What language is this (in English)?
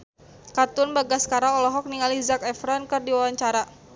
Sundanese